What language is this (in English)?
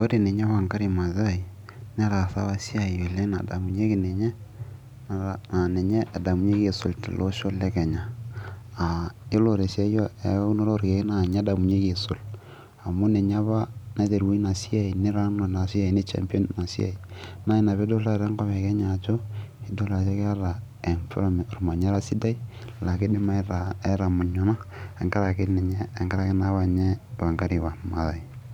Masai